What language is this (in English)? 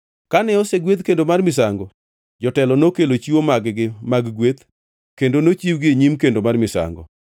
Luo (Kenya and Tanzania)